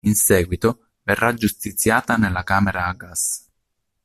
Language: Italian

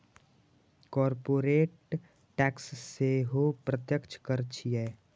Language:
Maithili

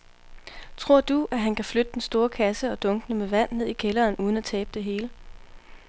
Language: Danish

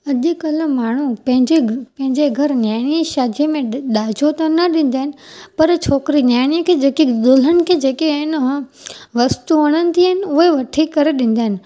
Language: Sindhi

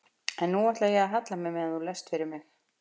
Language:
Icelandic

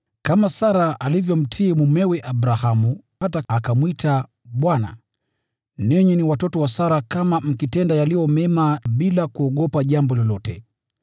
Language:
Swahili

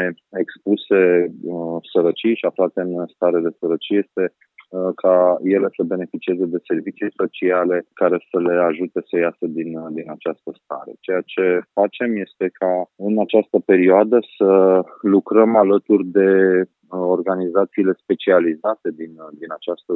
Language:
Romanian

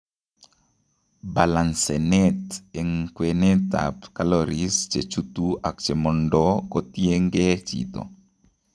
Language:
Kalenjin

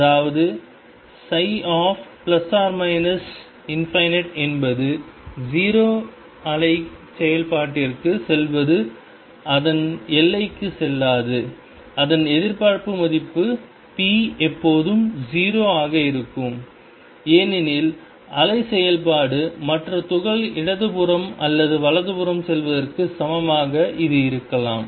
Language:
Tamil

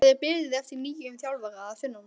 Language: Icelandic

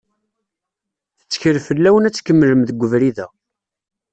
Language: Kabyle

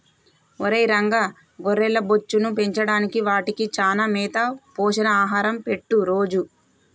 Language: Telugu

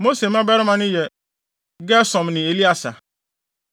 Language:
Akan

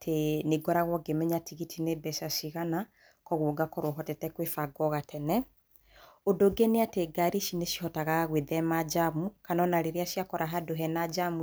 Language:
Kikuyu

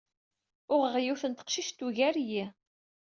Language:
Kabyle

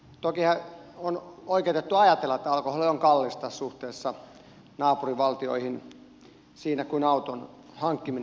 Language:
Finnish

